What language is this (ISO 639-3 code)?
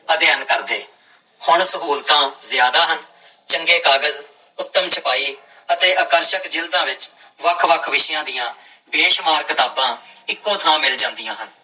pan